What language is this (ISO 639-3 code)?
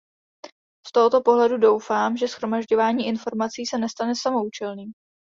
ces